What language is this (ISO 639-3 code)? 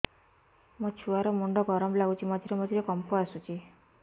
ori